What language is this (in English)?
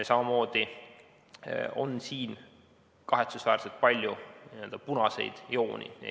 Estonian